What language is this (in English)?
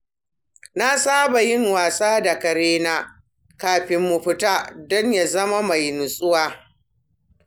Hausa